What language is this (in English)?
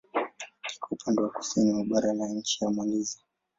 Swahili